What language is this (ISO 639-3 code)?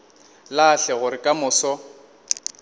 nso